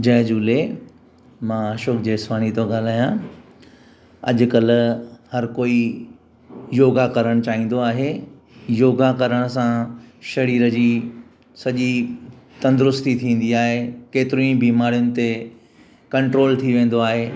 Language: Sindhi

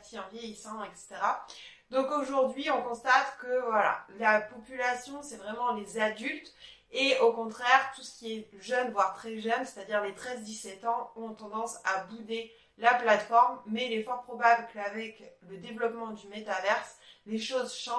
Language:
French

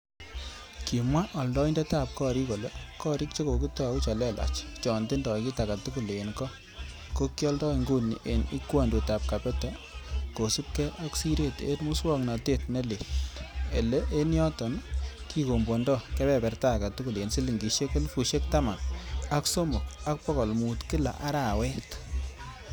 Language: Kalenjin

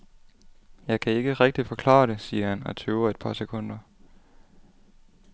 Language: Danish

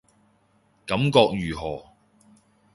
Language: Cantonese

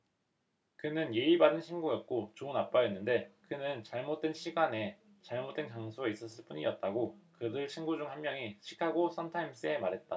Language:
Korean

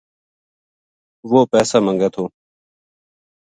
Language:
Gujari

